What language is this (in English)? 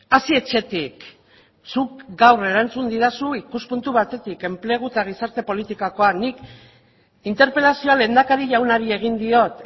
Basque